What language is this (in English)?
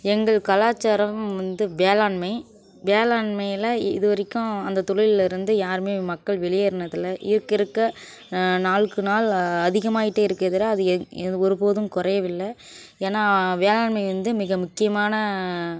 Tamil